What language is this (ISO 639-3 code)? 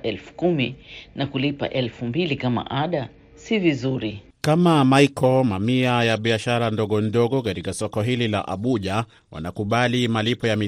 swa